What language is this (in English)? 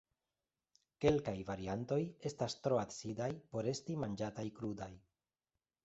Esperanto